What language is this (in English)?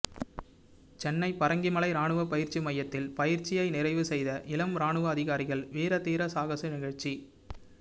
Tamil